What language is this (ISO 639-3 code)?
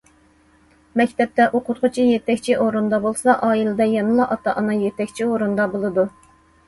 uig